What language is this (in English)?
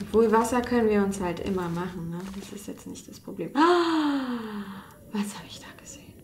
German